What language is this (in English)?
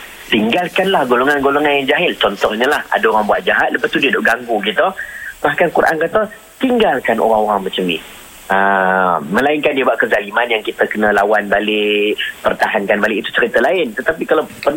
Malay